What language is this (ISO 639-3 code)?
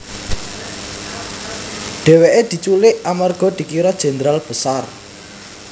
jav